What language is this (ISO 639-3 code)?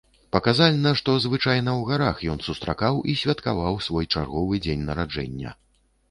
bel